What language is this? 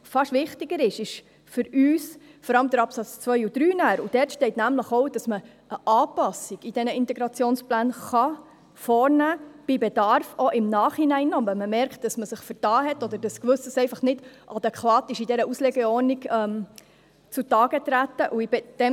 Swiss German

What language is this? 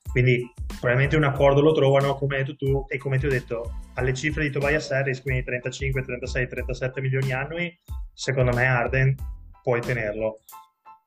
Italian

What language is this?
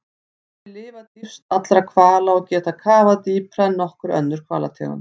Icelandic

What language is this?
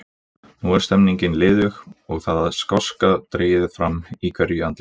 Icelandic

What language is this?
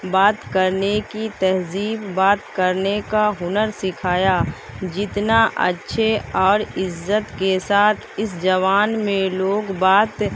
Urdu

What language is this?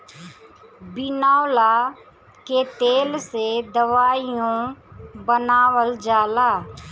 Bhojpuri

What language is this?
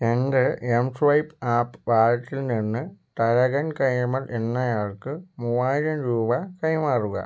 Malayalam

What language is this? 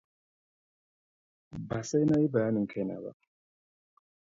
Hausa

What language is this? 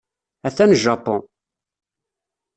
Kabyle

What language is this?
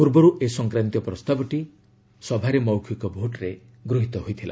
Odia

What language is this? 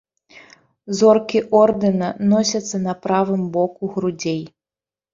Belarusian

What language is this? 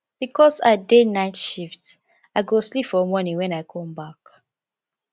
Nigerian Pidgin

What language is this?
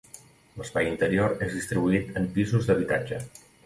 Catalan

